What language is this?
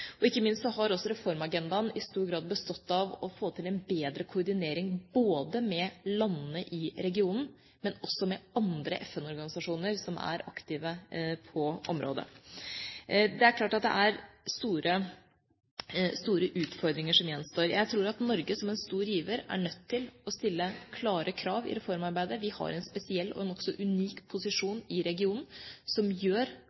Norwegian Bokmål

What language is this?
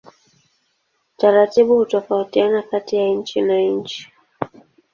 Swahili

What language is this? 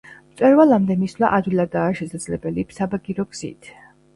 Georgian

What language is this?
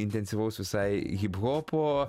Lithuanian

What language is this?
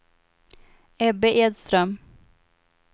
Swedish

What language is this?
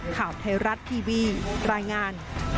Thai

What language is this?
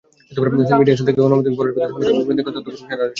Bangla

